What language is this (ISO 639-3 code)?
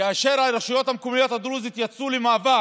heb